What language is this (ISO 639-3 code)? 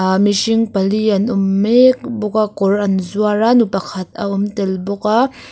lus